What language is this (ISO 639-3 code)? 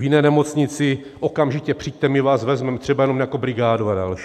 ces